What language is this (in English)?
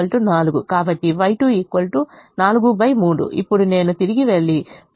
Telugu